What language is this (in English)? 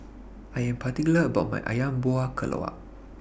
English